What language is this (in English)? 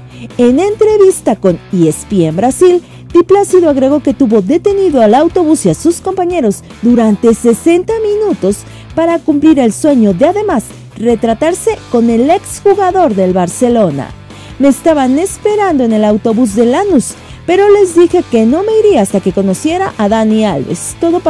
Spanish